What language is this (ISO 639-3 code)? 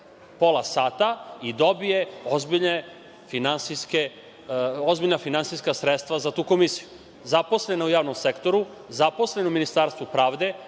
srp